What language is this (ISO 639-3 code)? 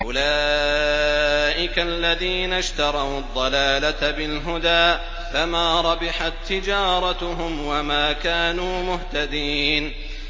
ara